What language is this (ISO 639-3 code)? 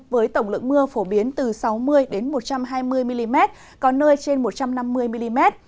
vie